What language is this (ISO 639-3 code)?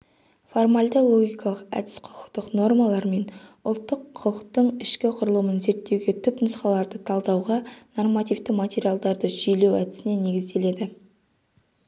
kaz